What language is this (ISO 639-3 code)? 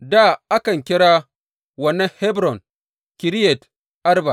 hau